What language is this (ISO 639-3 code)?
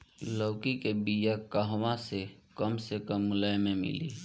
bho